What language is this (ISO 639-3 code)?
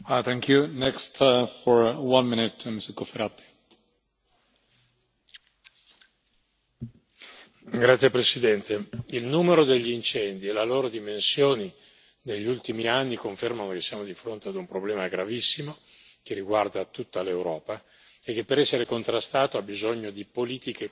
ita